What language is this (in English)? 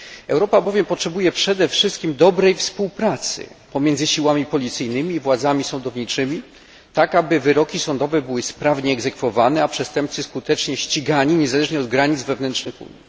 Polish